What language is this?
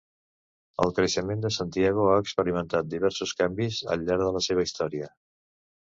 Catalan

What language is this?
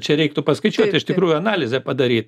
Lithuanian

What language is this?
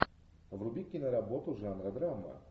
Russian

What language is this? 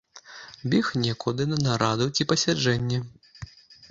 Belarusian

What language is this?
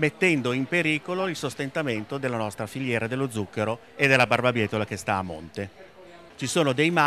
Italian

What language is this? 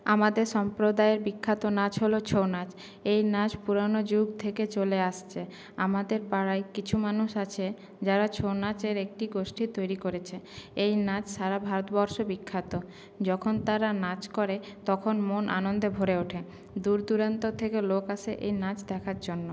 Bangla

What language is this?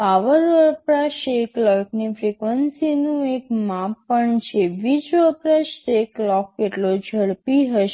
Gujarati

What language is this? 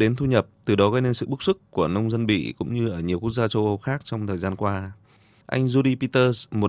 Vietnamese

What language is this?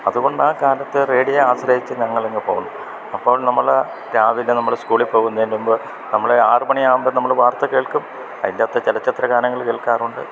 Malayalam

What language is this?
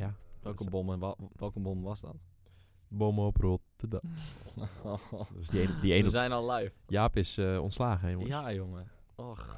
Dutch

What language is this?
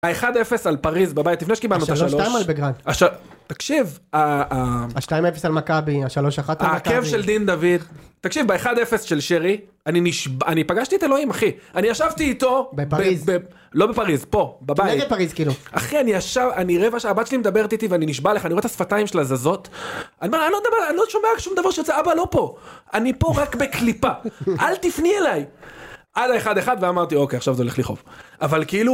Hebrew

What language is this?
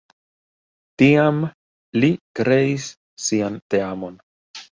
Esperanto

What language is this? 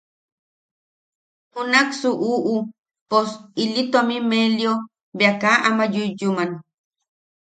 Yaqui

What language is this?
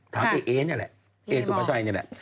Thai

